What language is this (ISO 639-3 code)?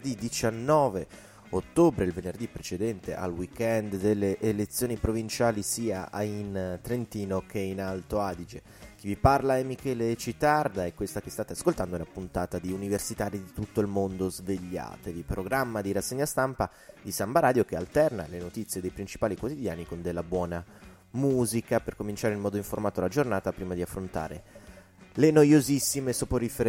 ita